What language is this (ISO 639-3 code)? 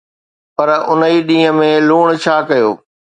snd